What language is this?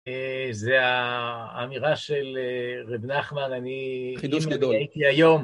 Hebrew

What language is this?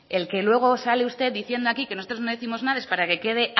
Spanish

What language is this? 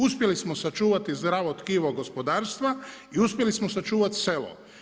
Croatian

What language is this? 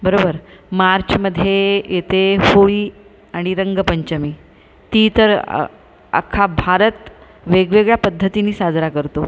Marathi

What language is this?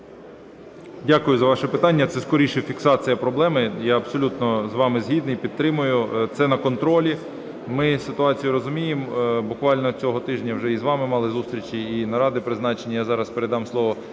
Ukrainian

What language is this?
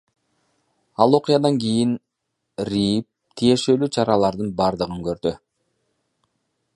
Kyrgyz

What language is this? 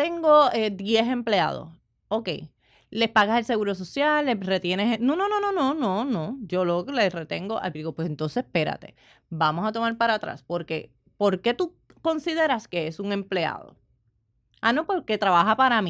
Spanish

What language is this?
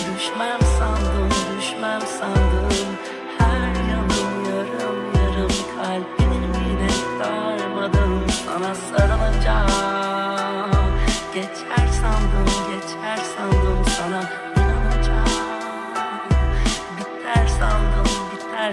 Turkish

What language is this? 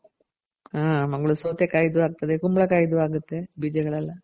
Kannada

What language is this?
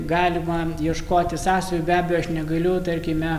Lithuanian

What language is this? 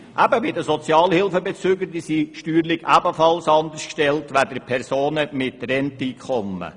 Swiss German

